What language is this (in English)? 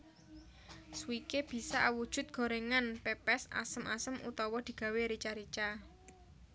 Javanese